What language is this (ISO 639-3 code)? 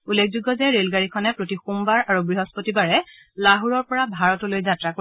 asm